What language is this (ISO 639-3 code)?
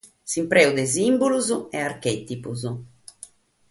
srd